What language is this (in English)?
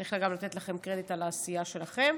Hebrew